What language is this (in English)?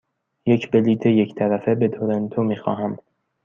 Persian